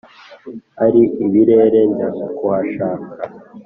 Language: Kinyarwanda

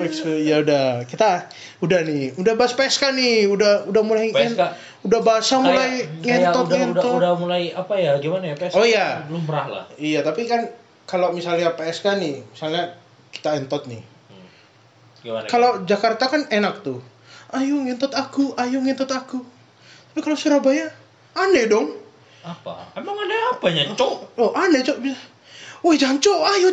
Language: Indonesian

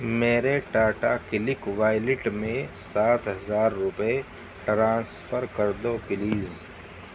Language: Urdu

